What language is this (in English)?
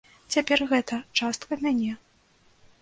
Belarusian